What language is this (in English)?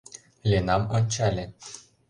Mari